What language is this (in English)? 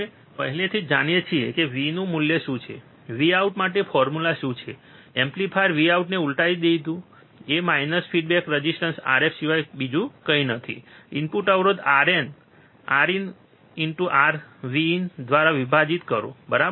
Gujarati